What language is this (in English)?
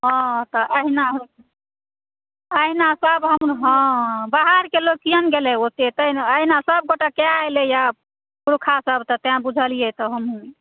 Maithili